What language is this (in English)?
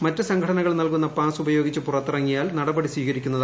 Malayalam